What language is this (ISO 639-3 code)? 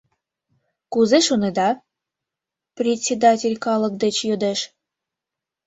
chm